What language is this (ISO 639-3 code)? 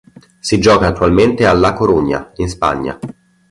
ita